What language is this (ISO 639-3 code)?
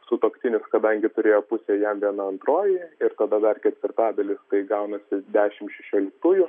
lit